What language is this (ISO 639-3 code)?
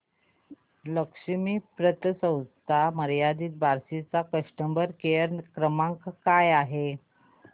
mar